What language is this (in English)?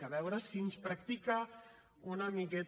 Catalan